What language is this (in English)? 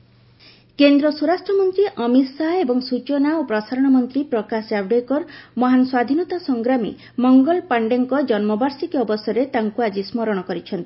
Odia